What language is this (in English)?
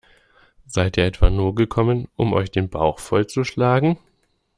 German